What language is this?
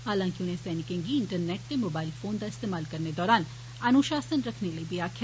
Dogri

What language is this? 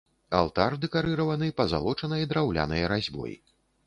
Belarusian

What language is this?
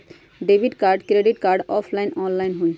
Magahi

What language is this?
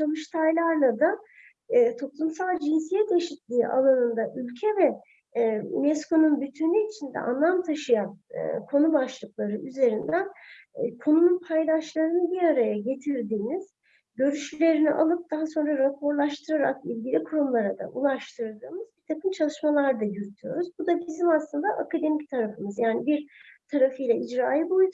Turkish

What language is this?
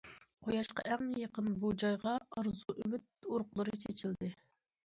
Uyghur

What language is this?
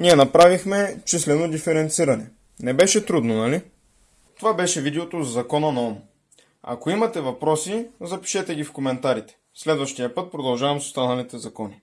Bulgarian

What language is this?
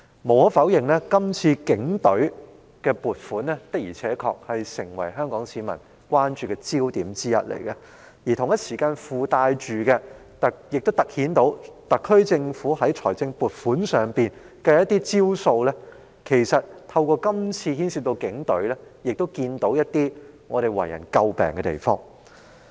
Cantonese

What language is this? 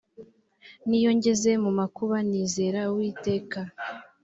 Kinyarwanda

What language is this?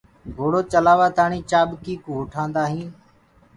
Gurgula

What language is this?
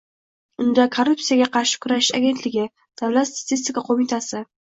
Uzbek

